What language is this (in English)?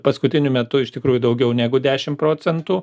Lithuanian